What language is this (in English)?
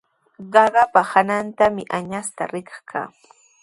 Sihuas Ancash Quechua